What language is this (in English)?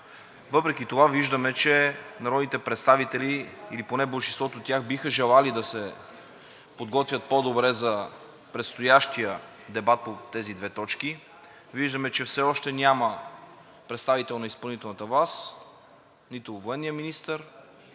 Bulgarian